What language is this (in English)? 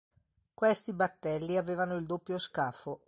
Italian